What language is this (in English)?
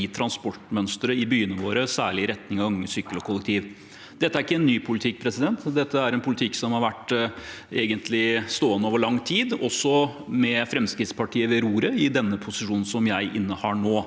Norwegian